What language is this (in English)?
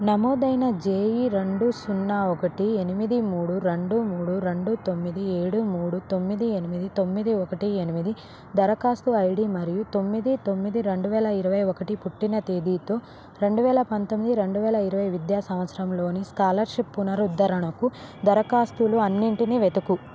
Telugu